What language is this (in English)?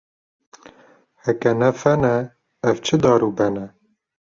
Kurdish